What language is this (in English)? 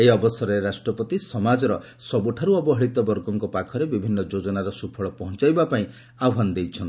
Odia